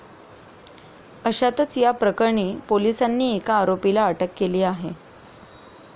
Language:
Marathi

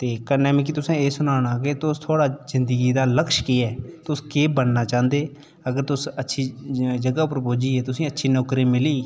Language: Dogri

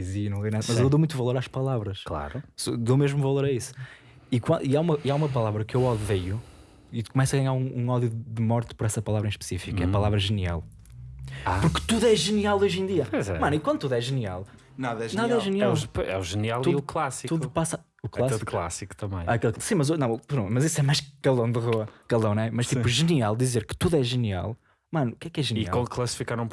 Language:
Portuguese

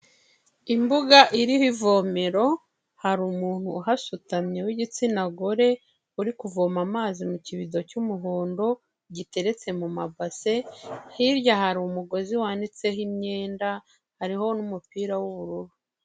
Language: Kinyarwanda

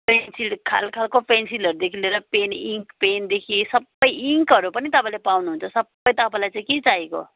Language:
Nepali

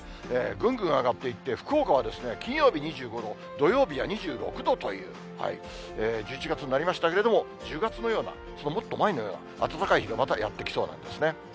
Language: Japanese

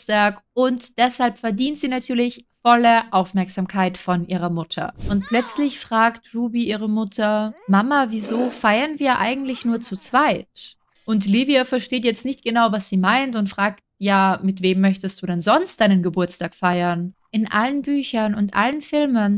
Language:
German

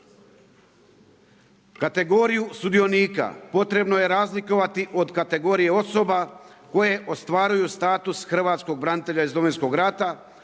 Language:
Croatian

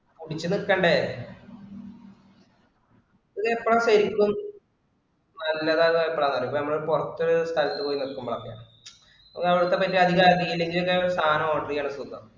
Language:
Malayalam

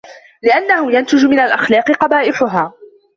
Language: Arabic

